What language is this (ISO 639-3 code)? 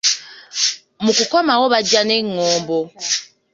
lug